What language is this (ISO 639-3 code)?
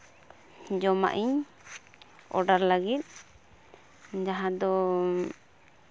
sat